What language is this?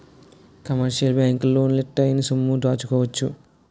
Telugu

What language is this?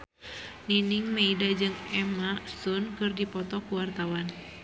Sundanese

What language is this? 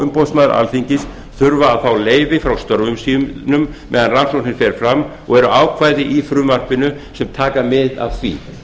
Icelandic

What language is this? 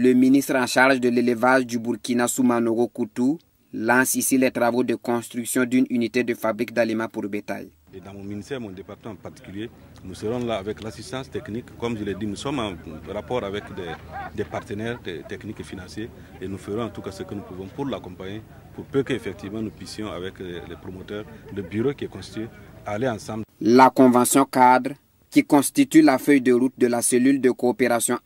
French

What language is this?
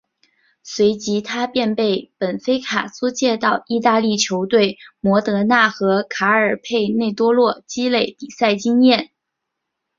Chinese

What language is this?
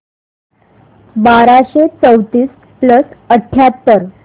Marathi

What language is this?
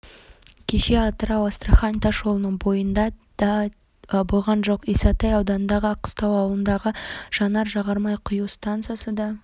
Kazakh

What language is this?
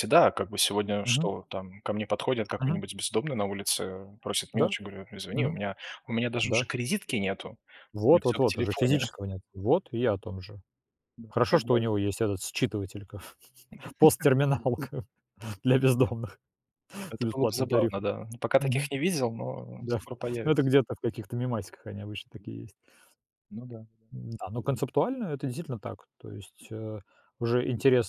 Russian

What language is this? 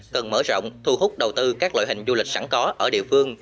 Vietnamese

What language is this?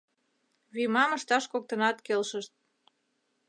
Mari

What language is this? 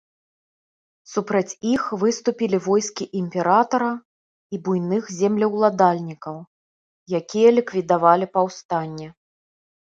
Belarusian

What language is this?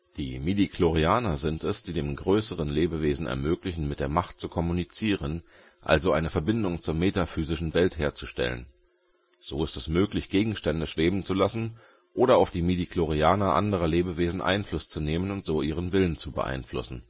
German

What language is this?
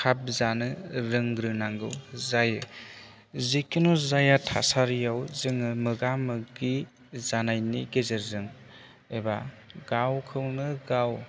Bodo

